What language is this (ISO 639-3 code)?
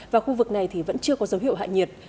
vie